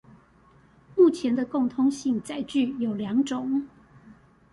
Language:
Chinese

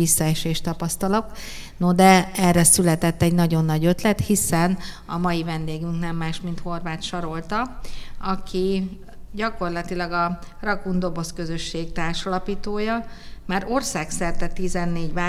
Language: Hungarian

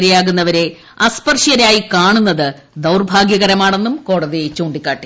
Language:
Malayalam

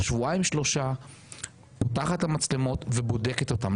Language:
Hebrew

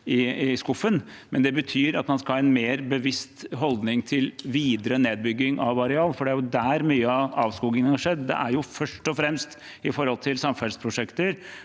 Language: Norwegian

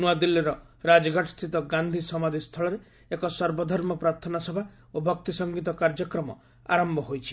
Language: Odia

